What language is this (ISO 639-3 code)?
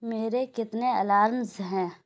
urd